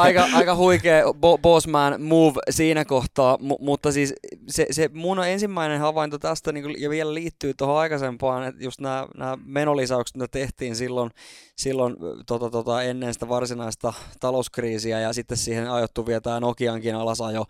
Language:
Finnish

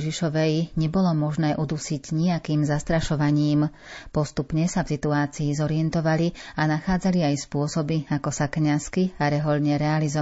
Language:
Slovak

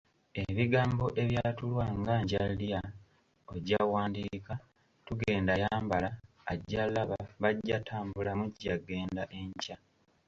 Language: Ganda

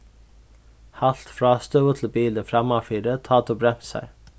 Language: Faroese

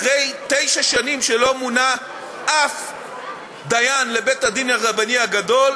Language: Hebrew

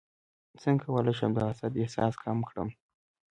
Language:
Pashto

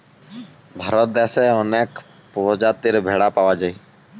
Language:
Bangla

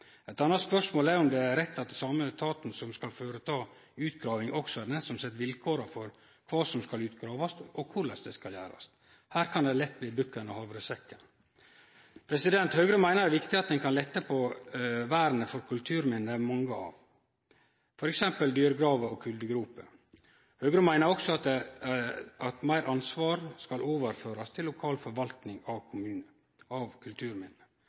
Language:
Norwegian Nynorsk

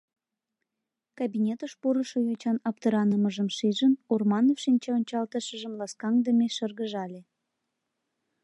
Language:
Mari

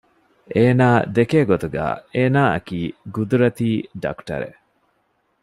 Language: Divehi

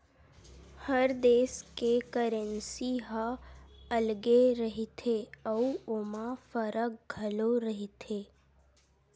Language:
Chhattisgarhi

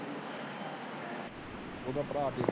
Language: Punjabi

